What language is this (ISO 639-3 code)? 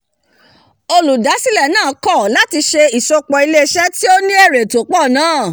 yor